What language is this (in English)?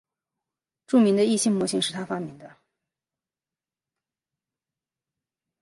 Chinese